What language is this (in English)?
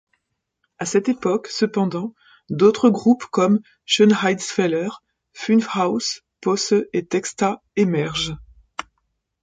French